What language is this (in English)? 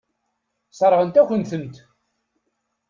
Kabyle